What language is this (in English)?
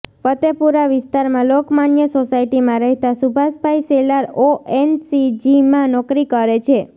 Gujarati